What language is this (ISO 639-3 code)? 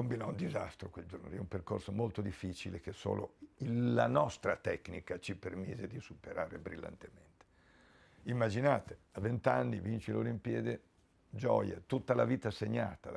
ita